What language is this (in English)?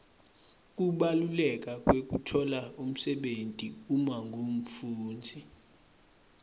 Swati